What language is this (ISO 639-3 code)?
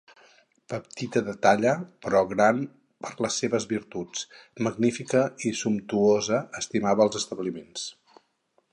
cat